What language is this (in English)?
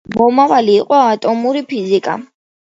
Georgian